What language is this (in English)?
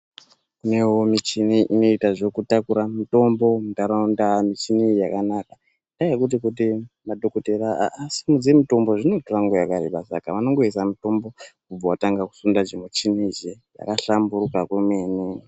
Ndau